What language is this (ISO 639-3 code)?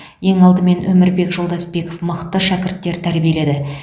kaz